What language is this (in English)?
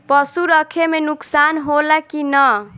Bhojpuri